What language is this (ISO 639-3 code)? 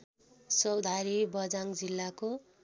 nep